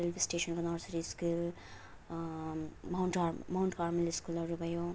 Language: Nepali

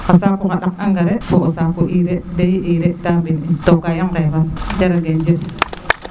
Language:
Serer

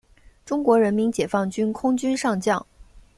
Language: Chinese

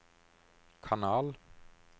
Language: Norwegian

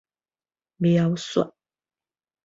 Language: Min Nan Chinese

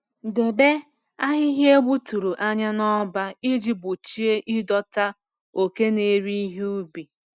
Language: Igbo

